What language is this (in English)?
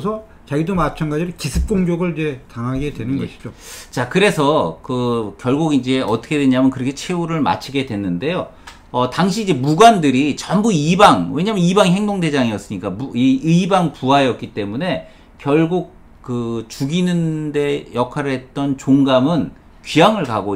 Korean